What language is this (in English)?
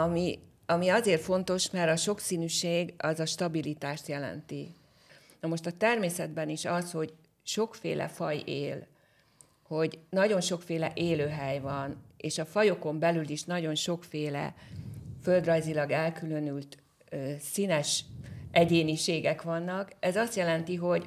Hungarian